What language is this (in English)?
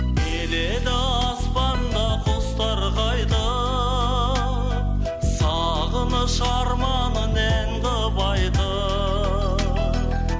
Kazakh